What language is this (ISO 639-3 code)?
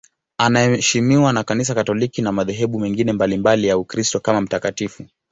swa